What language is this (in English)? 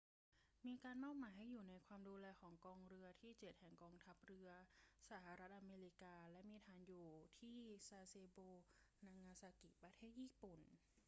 Thai